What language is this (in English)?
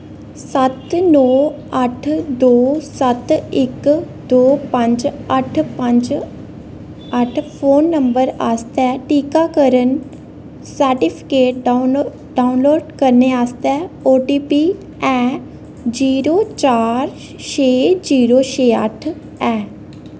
Dogri